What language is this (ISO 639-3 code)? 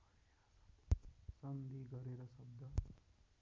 nep